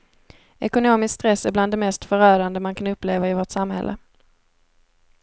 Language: Swedish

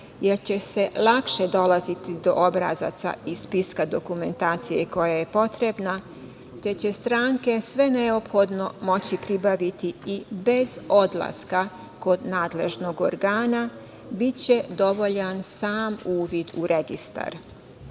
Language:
Serbian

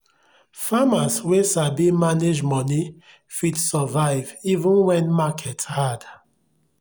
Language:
Nigerian Pidgin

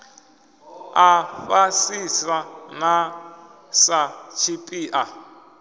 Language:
Venda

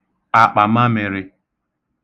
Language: Igbo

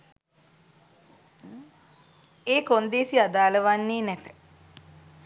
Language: Sinhala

